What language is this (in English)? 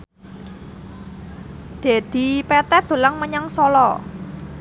Javanese